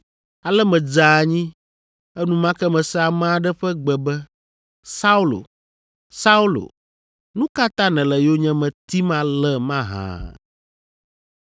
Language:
Ewe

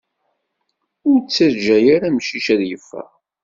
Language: Kabyle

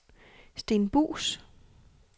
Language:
Danish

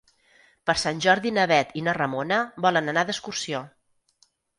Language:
Catalan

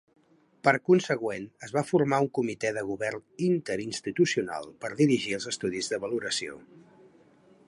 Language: Catalan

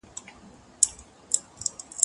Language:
Pashto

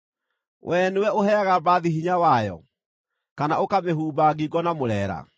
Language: Kikuyu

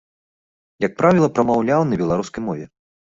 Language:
Belarusian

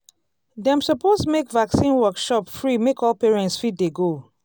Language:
Nigerian Pidgin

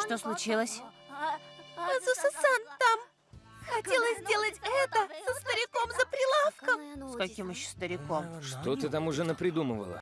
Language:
Russian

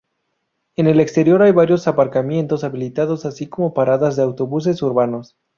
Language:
Spanish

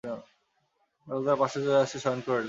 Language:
Bangla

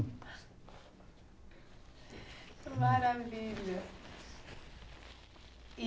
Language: Portuguese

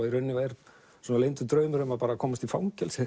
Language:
Icelandic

